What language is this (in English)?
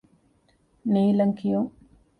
Divehi